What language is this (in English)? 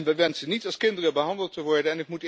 Dutch